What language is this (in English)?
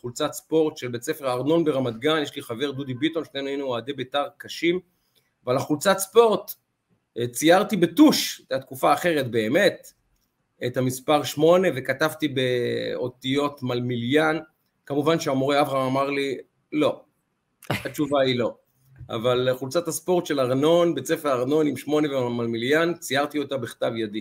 Hebrew